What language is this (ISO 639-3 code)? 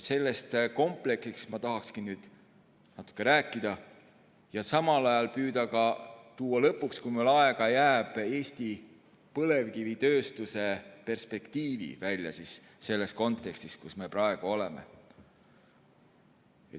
est